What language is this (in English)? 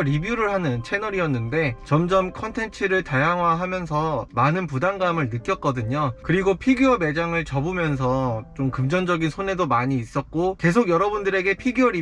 Korean